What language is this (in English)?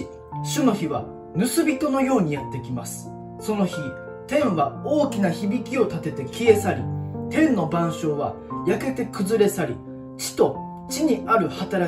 Japanese